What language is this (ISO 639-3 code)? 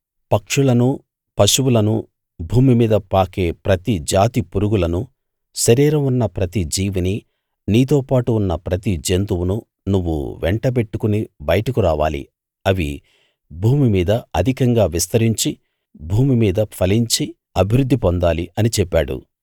tel